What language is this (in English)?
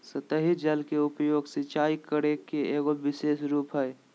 Magahi